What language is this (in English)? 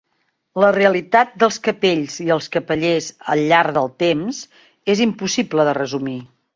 Catalan